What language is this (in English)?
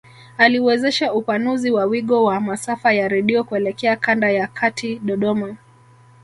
Swahili